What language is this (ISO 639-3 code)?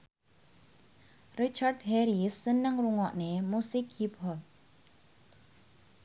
jav